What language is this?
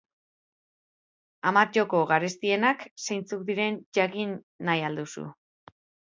Basque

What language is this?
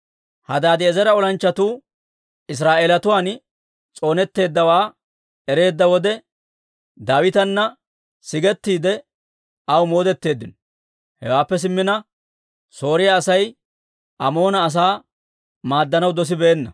Dawro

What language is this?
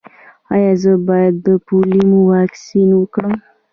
Pashto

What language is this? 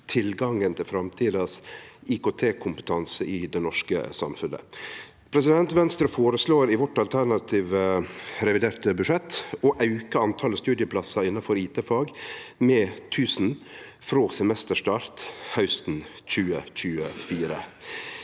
Norwegian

